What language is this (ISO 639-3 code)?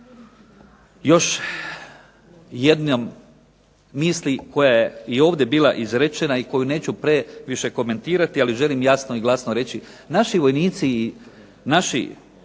hrv